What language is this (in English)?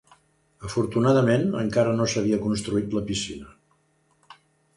Catalan